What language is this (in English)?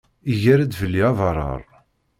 Kabyle